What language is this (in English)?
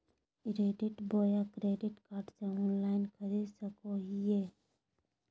Magahi